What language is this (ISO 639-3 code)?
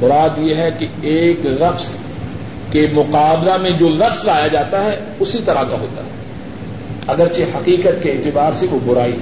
urd